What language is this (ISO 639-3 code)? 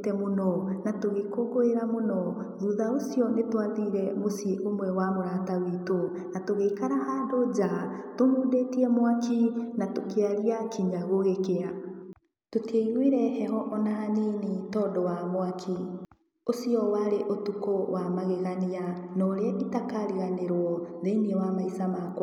kik